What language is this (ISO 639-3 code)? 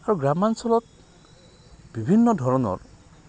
asm